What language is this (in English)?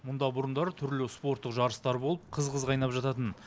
Kazakh